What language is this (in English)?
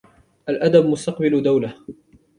Arabic